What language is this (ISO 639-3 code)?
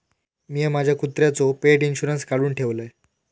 mar